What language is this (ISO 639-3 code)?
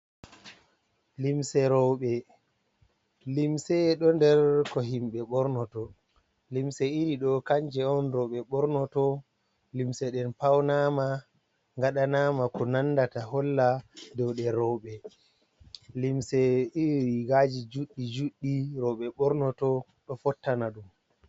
ful